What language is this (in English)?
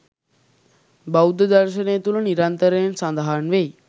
Sinhala